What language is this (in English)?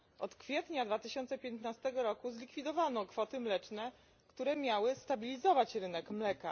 Polish